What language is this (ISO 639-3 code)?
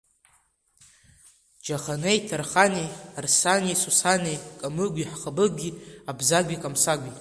abk